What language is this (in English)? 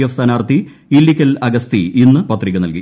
Malayalam